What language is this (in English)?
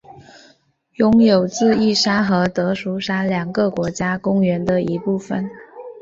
Chinese